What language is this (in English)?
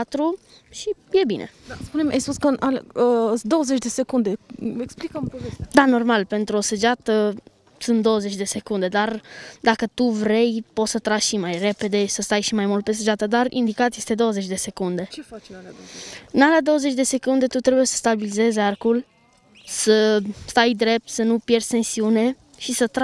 Romanian